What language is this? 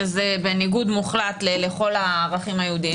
Hebrew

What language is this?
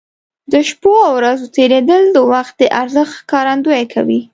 Pashto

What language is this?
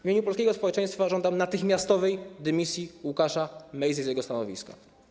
Polish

